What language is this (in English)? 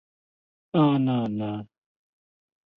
Chinese